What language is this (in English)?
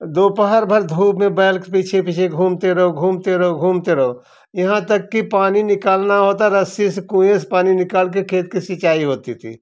Hindi